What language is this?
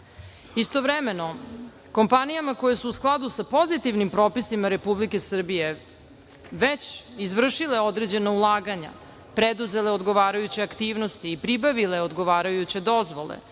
Serbian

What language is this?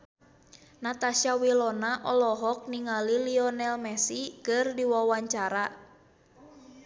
Sundanese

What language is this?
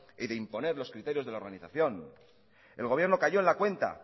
Spanish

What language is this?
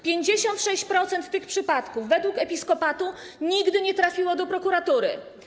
Polish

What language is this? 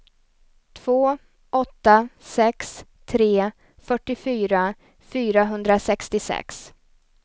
Swedish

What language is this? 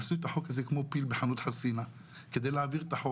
Hebrew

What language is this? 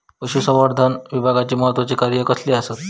Marathi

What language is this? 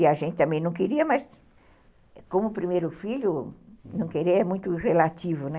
Portuguese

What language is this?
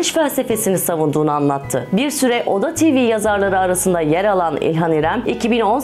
Turkish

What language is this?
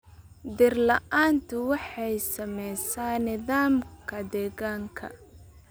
Somali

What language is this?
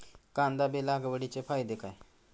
Marathi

